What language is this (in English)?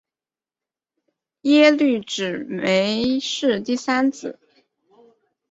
Chinese